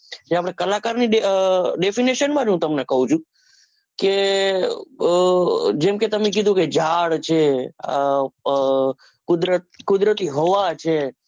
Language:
Gujarati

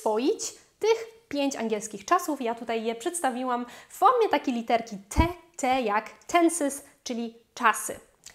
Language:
Polish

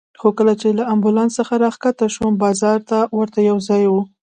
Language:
Pashto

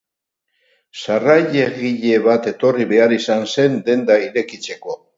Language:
Basque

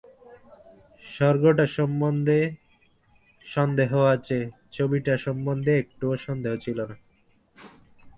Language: Bangla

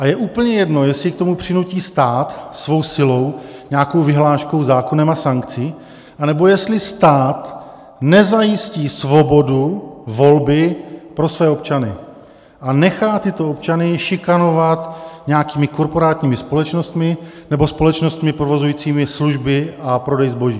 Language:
Czech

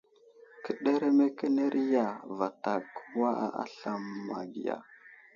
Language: Wuzlam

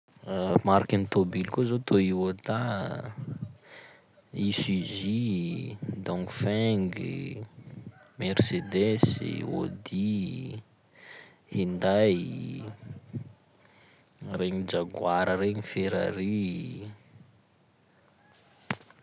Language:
Sakalava Malagasy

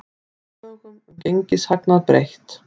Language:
Icelandic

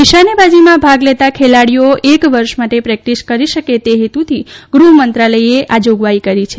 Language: Gujarati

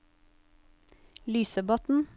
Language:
Norwegian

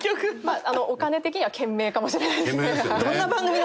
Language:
Japanese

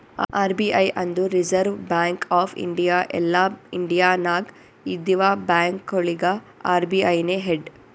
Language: Kannada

